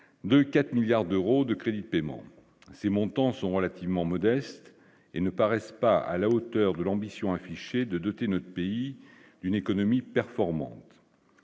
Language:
French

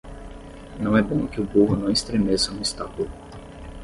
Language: Portuguese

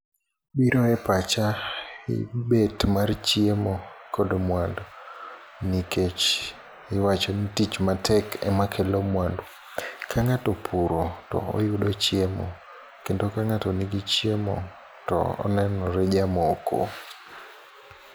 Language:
Luo (Kenya and Tanzania)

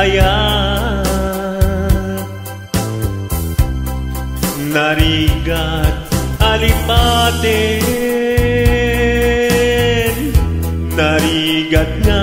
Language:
Filipino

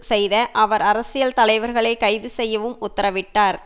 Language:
Tamil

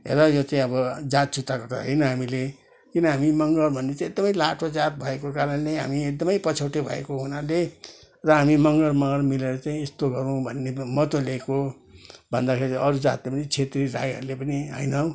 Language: Nepali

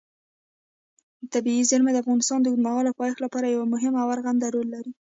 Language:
Pashto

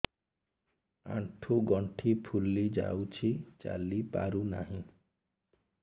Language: Odia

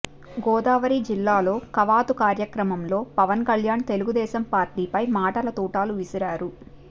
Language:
Telugu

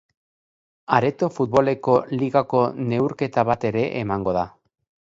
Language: Basque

